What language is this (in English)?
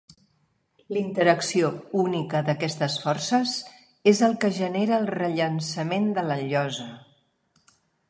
Catalan